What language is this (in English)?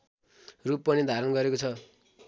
Nepali